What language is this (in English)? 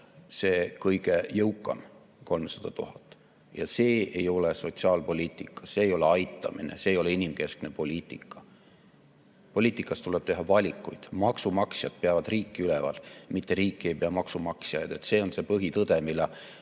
Estonian